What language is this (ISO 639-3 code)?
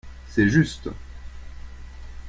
fra